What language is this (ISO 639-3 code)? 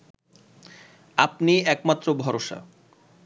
ben